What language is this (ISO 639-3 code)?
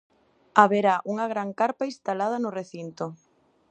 glg